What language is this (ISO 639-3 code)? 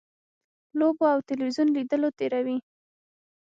pus